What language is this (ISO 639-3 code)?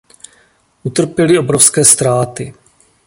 ces